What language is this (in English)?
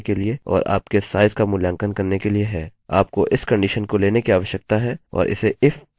Hindi